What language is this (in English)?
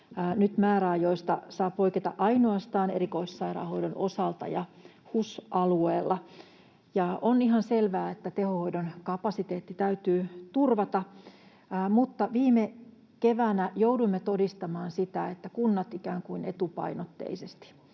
Finnish